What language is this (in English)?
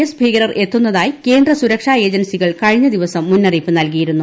Malayalam